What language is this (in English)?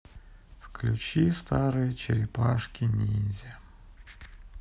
Russian